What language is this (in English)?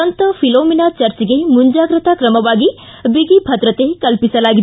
Kannada